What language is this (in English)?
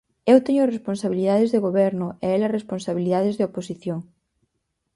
Galician